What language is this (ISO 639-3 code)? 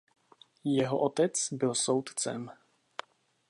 ces